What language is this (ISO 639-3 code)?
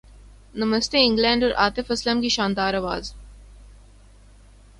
urd